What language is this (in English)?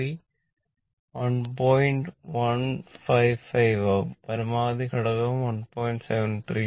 Malayalam